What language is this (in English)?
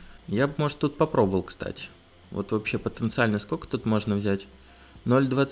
Russian